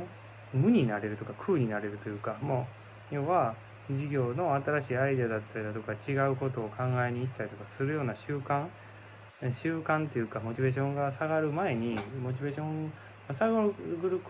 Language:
Japanese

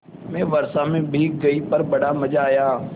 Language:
Hindi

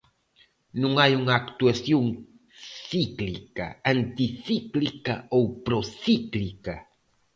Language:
Galician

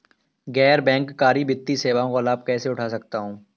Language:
Hindi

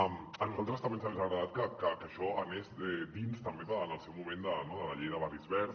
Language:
Catalan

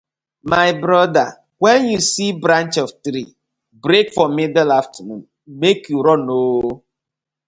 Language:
Nigerian Pidgin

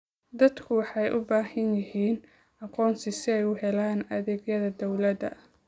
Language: Somali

